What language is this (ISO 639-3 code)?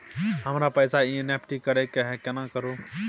mai